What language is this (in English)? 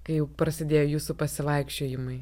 Lithuanian